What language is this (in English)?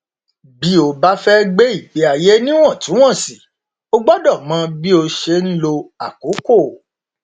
Yoruba